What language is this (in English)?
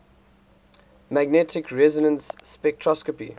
English